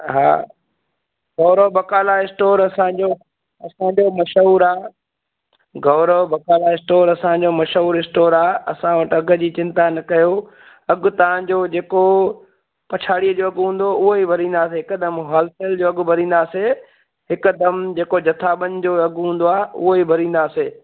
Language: Sindhi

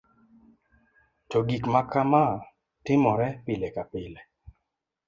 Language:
Luo (Kenya and Tanzania)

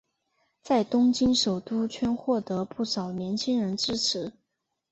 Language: Chinese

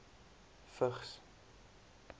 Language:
Afrikaans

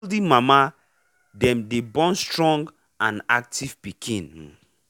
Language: Nigerian Pidgin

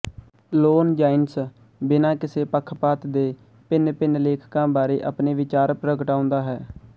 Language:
Punjabi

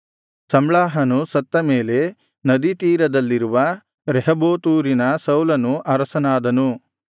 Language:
Kannada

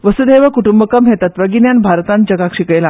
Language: Konkani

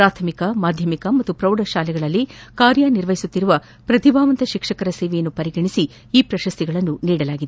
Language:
Kannada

